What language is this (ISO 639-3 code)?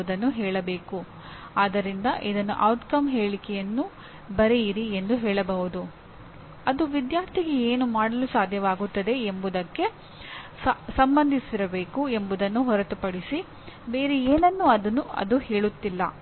kan